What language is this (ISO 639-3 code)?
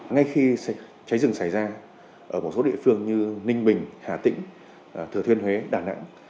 vie